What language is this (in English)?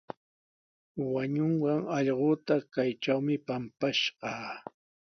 Sihuas Ancash Quechua